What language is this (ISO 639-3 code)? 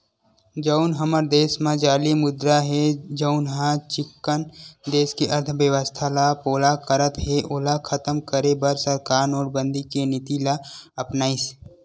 hne